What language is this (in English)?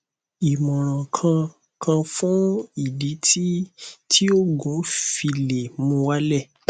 Yoruba